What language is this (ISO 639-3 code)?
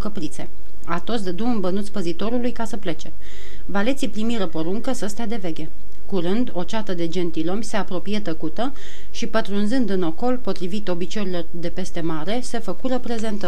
ron